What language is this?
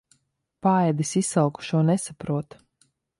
Latvian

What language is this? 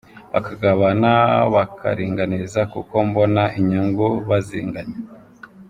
Kinyarwanda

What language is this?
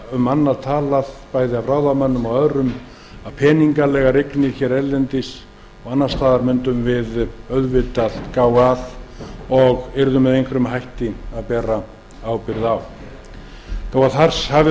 Icelandic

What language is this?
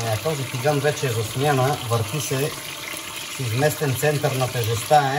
Bulgarian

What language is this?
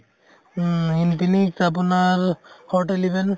Assamese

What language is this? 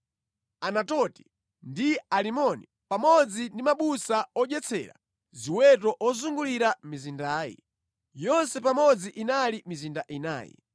Nyanja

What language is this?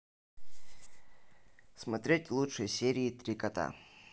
Russian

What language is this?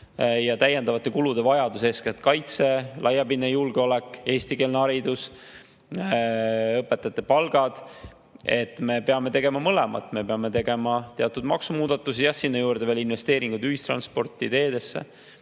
Estonian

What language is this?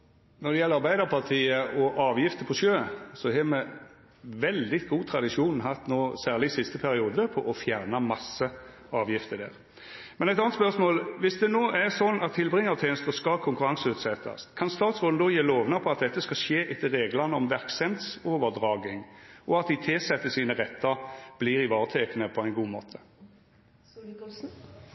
Norwegian Nynorsk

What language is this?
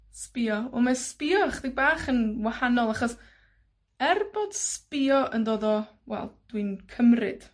Welsh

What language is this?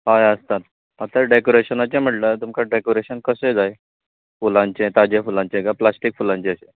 Konkani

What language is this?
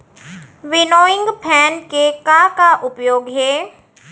Chhattisgarhi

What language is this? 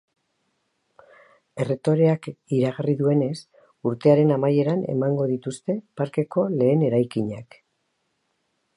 Basque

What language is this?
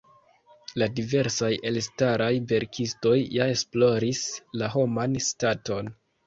Esperanto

